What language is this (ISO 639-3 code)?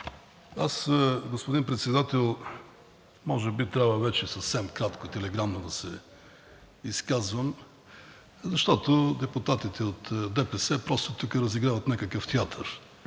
bul